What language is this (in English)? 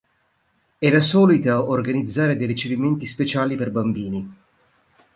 Italian